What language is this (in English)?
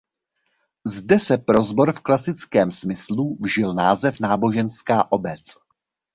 Czech